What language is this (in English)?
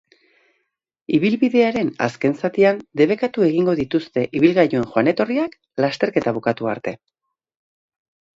Basque